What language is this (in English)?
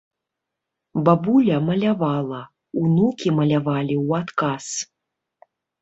Belarusian